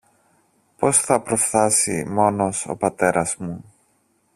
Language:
Greek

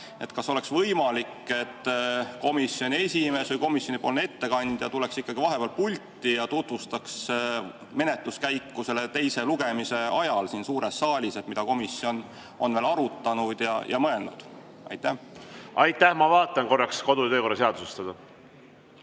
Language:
Estonian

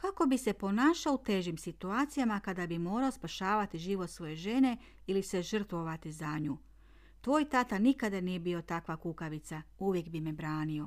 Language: Croatian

